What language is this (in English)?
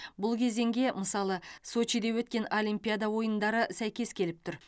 Kazakh